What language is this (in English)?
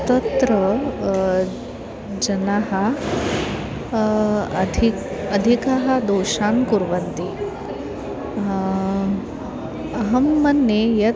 Sanskrit